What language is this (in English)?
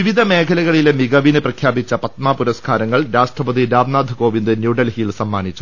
Malayalam